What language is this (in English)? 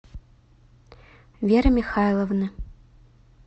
Russian